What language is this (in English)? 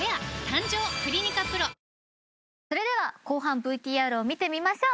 Japanese